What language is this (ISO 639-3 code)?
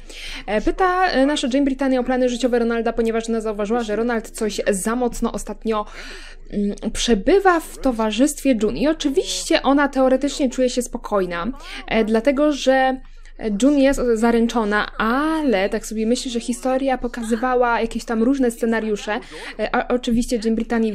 pol